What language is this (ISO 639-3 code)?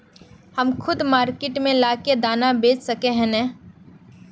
mag